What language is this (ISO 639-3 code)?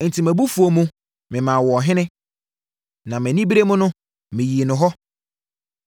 aka